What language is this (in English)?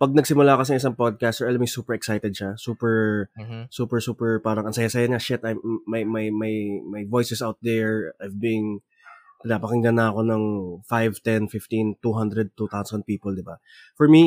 Filipino